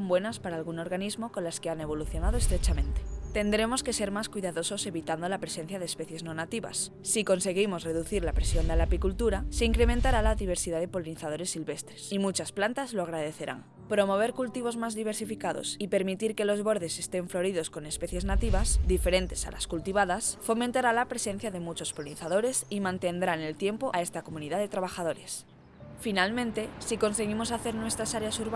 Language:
Spanish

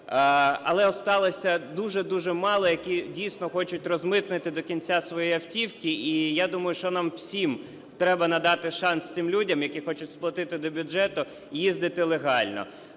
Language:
Ukrainian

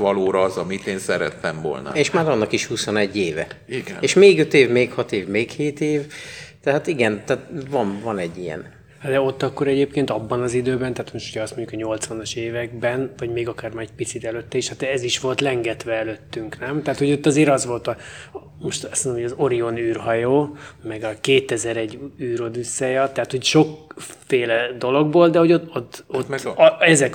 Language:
Hungarian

